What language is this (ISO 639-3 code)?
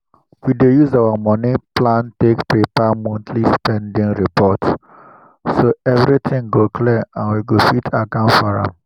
pcm